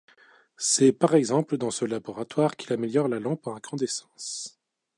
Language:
French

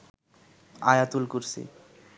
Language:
Bangla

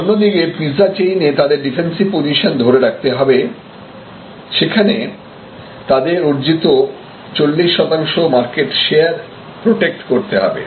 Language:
Bangla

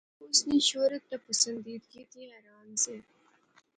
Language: Pahari-Potwari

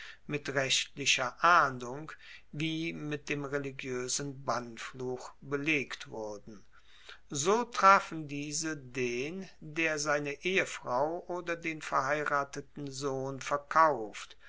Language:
German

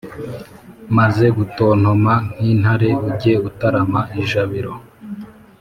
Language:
Kinyarwanda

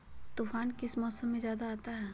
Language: Magahi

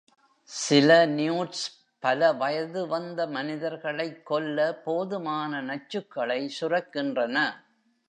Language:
Tamil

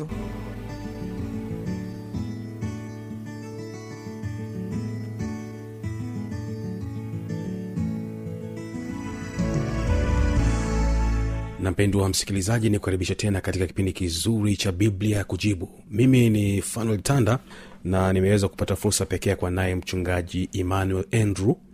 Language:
Swahili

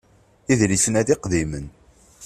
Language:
Kabyle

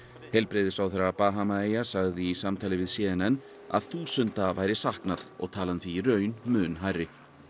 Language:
Icelandic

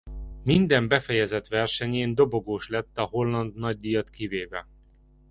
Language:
Hungarian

